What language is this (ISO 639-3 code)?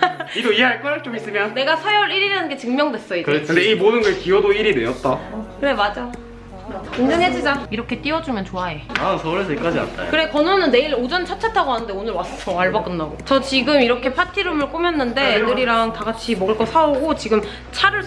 kor